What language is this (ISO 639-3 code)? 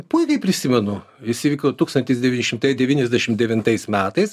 lit